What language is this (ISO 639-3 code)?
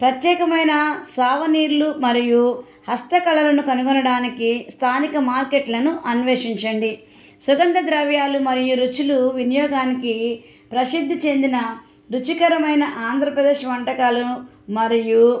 tel